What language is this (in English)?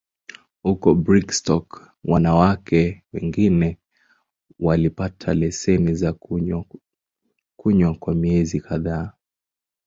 Swahili